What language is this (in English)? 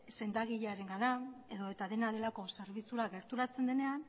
Basque